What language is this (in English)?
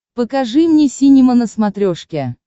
Russian